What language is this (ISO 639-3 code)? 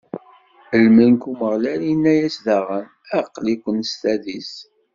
kab